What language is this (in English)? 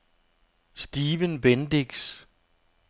Danish